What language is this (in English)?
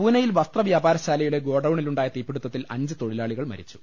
Malayalam